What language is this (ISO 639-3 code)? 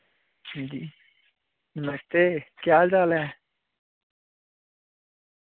doi